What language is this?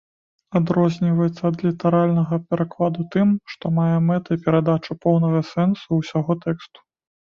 Belarusian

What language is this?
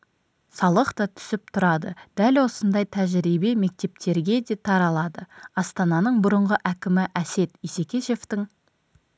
Kazakh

